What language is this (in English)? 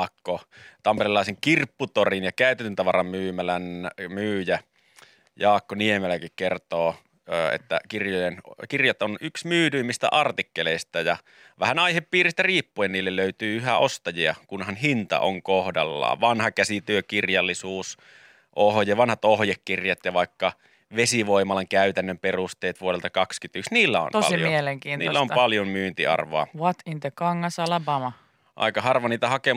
Finnish